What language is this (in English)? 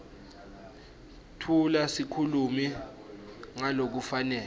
Swati